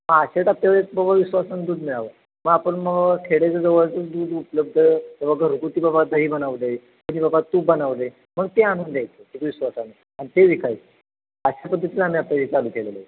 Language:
Marathi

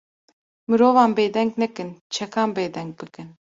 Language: Kurdish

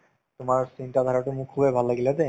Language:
Assamese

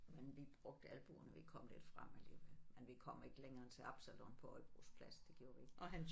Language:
Danish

